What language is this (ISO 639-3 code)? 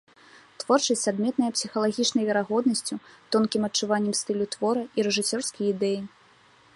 bel